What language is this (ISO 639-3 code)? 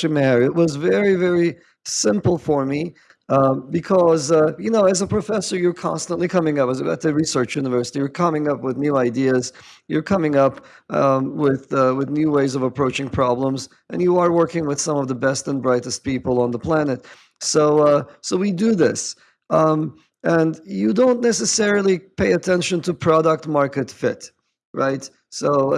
eng